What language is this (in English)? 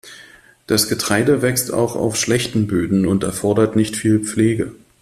German